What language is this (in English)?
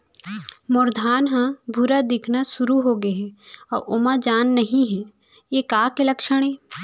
Chhattisgarhi